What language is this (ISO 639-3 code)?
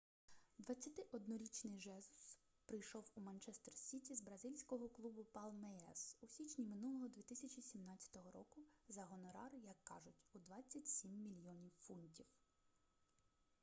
ukr